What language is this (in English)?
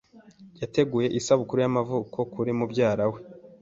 Kinyarwanda